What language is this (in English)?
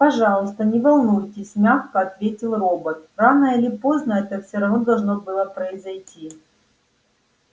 Russian